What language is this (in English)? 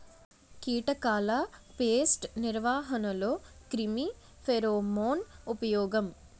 Telugu